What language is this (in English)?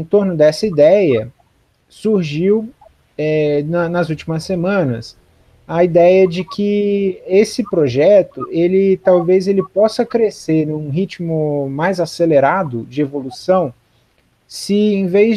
Portuguese